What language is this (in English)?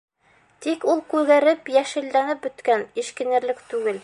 Bashkir